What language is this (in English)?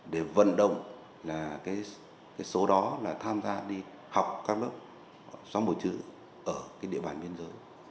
Vietnamese